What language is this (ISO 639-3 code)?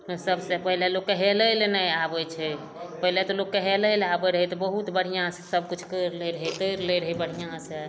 mai